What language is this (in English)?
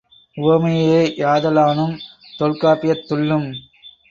Tamil